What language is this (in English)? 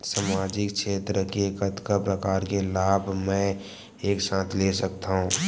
Chhattisgarhi